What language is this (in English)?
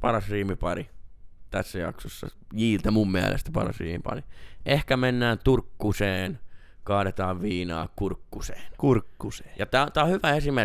Finnish